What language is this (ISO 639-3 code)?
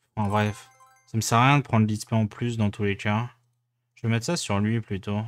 fra